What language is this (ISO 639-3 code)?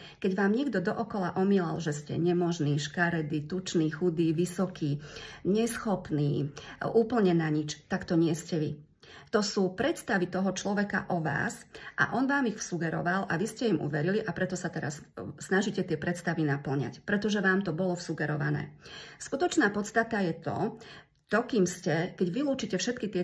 slk